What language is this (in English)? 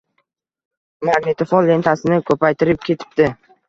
Uzbek